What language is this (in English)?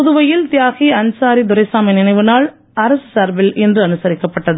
Tamil